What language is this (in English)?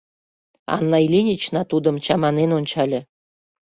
Mari